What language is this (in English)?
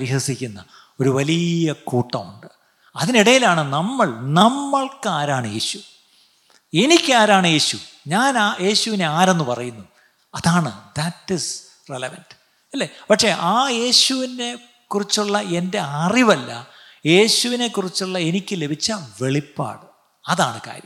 Malayalam